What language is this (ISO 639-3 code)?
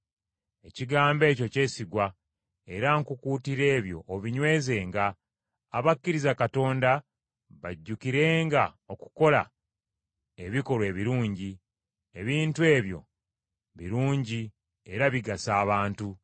lug